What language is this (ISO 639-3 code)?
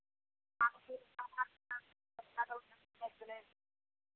mai